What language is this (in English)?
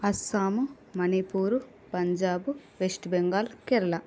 Telugu